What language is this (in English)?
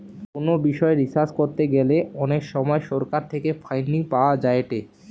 Bangla